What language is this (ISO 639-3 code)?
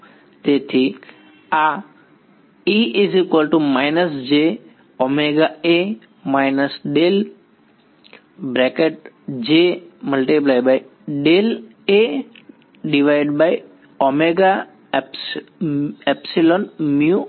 guj